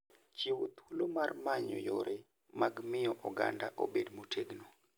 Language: Luo (Kenya and Tanzania)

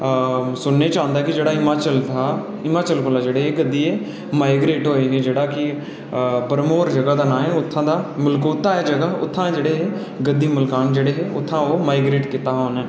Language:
Dogri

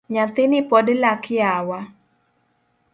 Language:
Luo (Kenya and Tanzania)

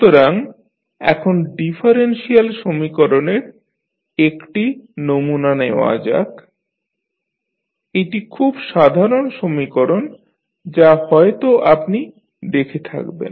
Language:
Bangla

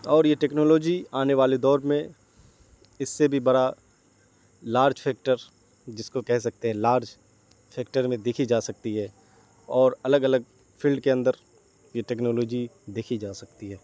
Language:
Urdu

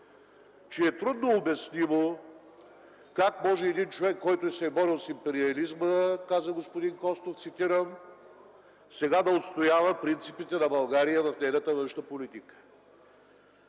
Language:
Bulgarian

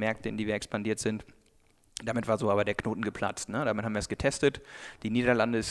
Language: German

